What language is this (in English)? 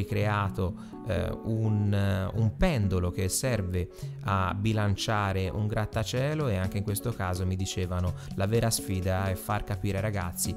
Italian